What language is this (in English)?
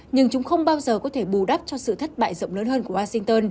Vietnamese